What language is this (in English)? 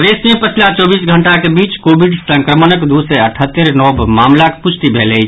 Maithili